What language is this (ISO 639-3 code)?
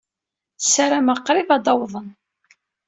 kab